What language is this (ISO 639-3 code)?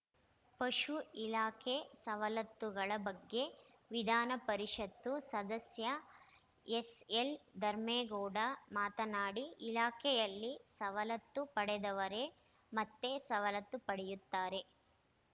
kan